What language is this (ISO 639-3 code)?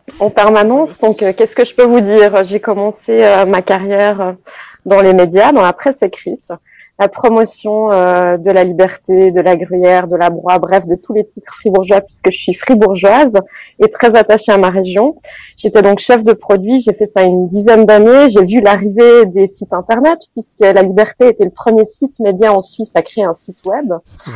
fra